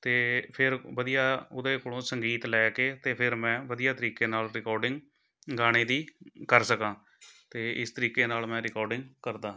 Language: Punjabi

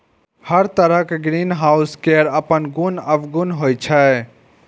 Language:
Maithili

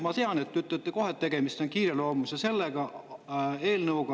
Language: Estonian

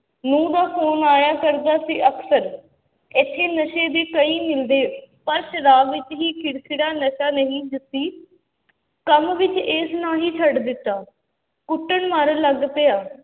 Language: Punjabi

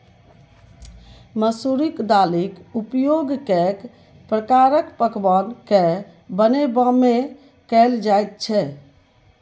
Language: Maithili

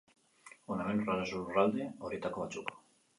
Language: Basque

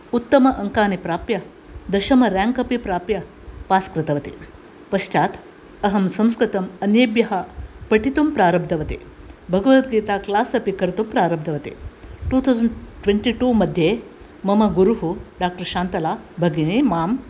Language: Sanskrit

